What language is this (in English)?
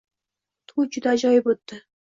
Uzbek